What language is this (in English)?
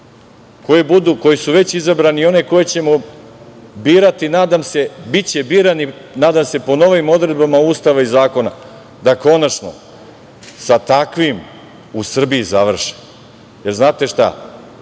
Serbian